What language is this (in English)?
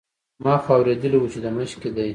Pashto